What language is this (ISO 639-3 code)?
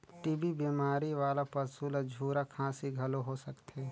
hne